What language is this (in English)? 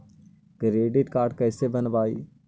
Magahi